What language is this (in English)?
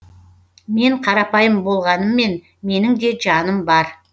Kazakh